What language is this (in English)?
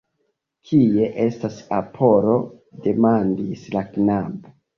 Esperanto